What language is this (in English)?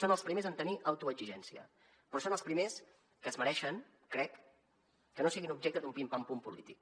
Catalan